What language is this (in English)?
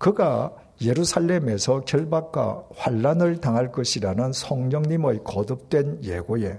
Korean